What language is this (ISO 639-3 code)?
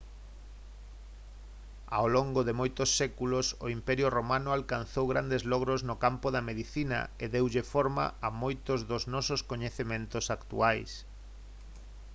glg